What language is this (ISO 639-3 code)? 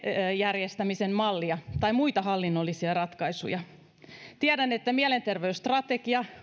fin